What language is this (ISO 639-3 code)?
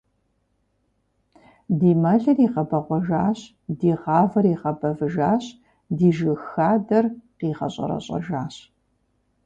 kbd